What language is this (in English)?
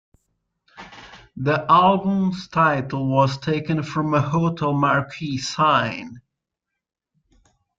English